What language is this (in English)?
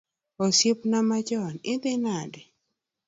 Luo (Kenya and Tanzania)